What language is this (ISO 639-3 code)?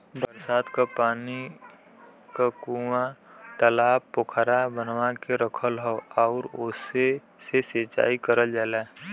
bho